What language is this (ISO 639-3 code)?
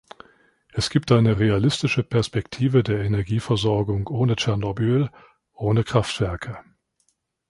deu